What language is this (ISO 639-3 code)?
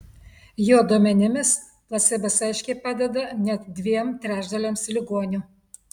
lit